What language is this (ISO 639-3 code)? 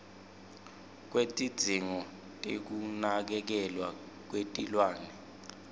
ssw